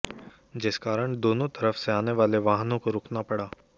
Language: Hindi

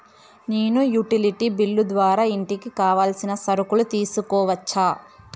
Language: Telugu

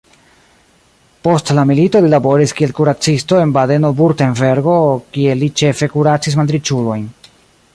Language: Esperanto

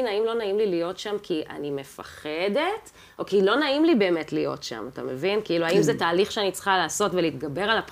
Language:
Hebrew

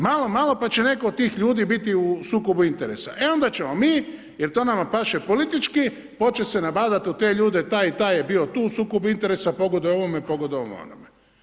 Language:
Croatian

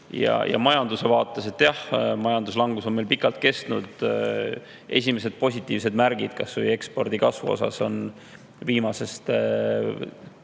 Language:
Estonian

